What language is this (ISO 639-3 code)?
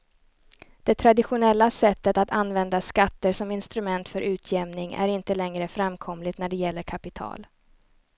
swe